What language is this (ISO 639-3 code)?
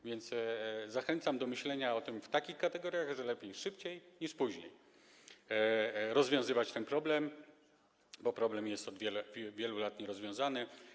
pol